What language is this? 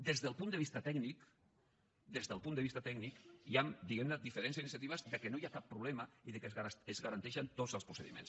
Catalan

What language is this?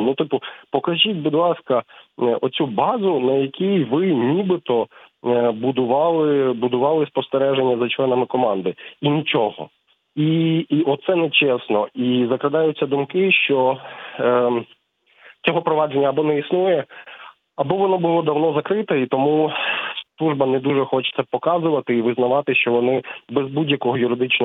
Ukrainian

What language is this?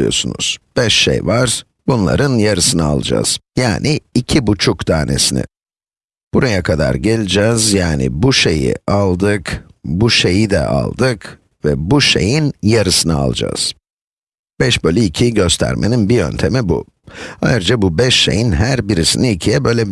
Turkish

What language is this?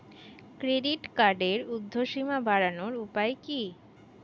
Bangla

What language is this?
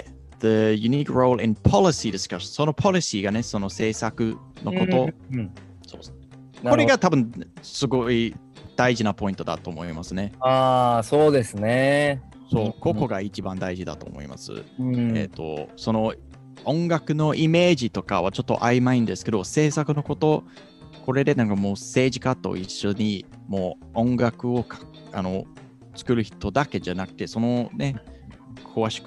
Japanese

